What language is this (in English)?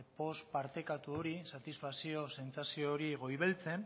Basque